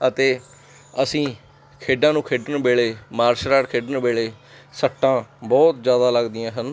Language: Punjabi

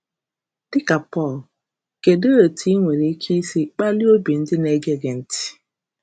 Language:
Igbo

